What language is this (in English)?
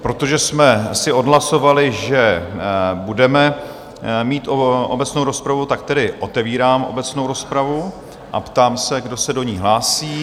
Czech